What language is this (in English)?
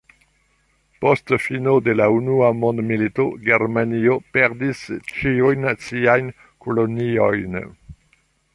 Esperanto